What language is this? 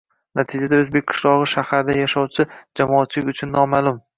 Uzbek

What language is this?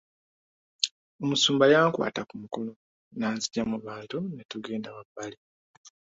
Ganda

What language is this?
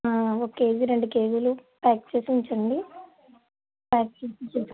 Telugu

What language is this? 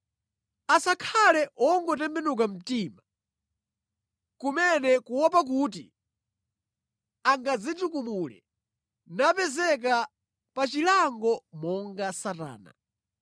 Nyanja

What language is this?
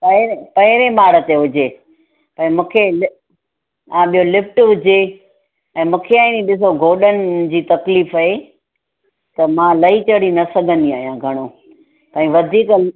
Sindhi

